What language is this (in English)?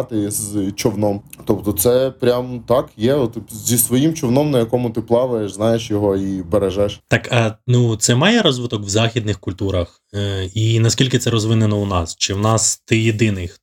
Ukrainian